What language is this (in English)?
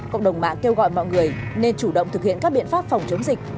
Vietnamese